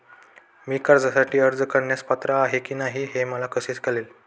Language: Marathi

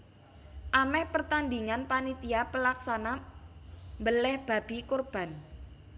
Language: Javanese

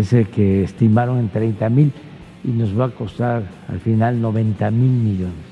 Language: Spanish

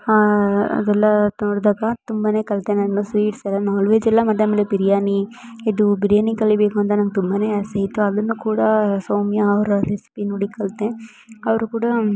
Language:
Kannada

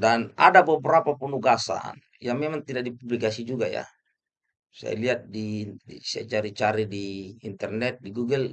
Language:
Indonesian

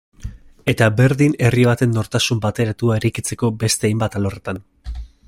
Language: Basque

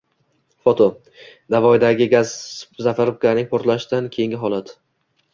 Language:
Uzbek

